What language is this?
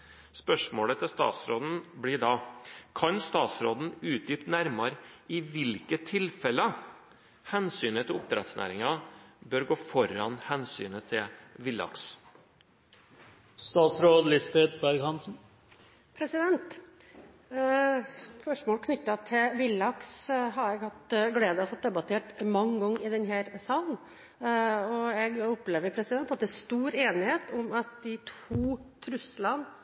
Norwegian Bokmål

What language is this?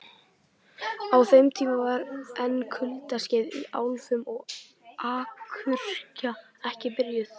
Icelandic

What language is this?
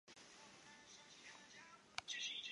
Chinese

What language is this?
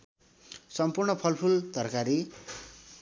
Nepali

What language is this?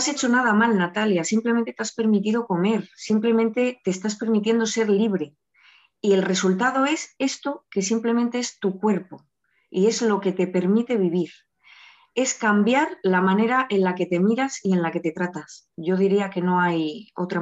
Spanish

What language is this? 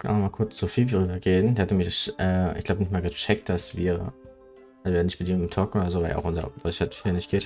German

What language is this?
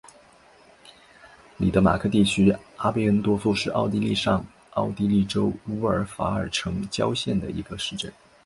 Chinese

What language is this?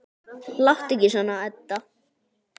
Icelandic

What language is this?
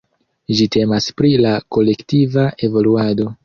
Esperanto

